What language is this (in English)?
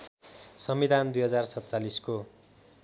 Nepali